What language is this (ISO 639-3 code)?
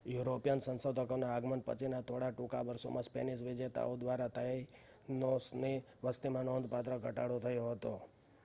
guj